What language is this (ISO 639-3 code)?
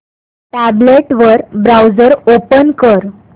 mar